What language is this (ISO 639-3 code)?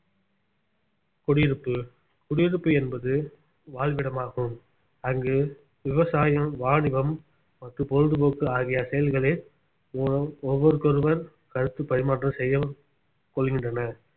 tam